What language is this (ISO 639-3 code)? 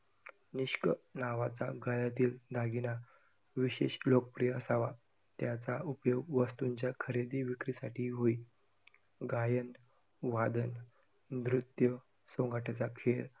mar